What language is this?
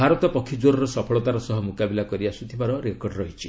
Odia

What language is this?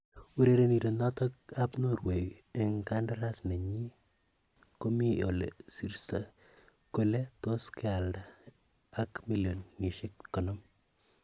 Kalenjin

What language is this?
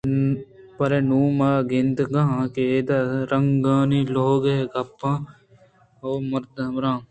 Eastern Balochi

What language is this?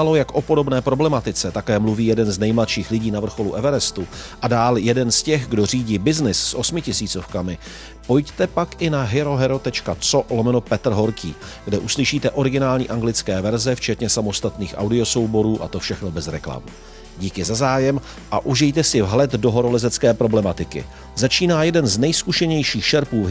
Czech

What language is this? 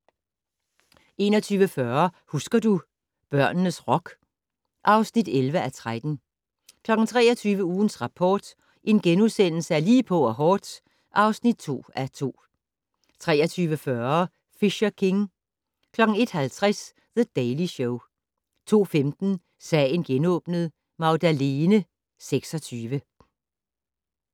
Danish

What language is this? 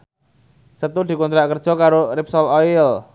Javanese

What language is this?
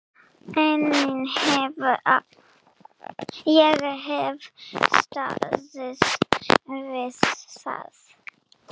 Icelandic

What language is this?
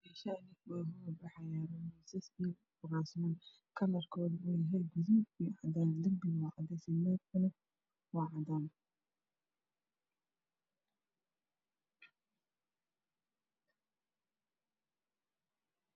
Somali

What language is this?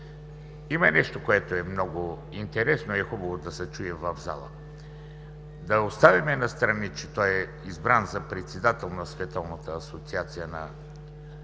Bulgarian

